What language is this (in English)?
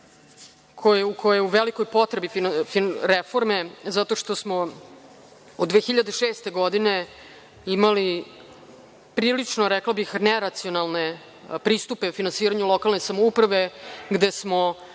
Serbian